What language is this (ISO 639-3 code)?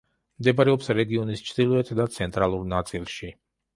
kat